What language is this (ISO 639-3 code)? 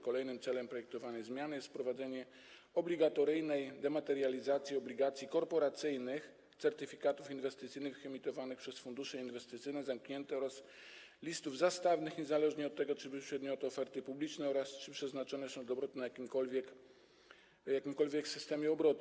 pol